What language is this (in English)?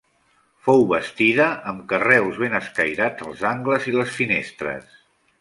Catalan